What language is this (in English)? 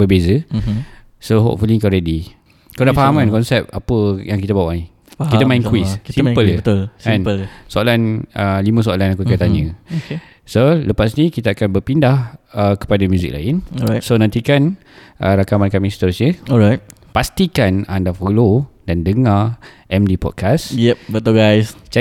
Malay